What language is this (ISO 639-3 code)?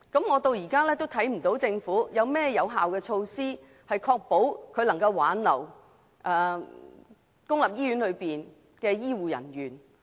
yue